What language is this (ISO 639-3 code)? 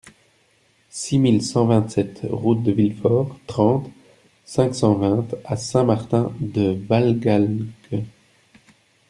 fra